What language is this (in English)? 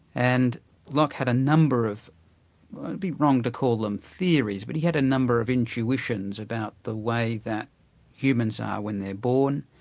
English